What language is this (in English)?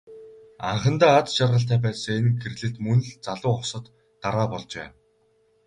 Mongolian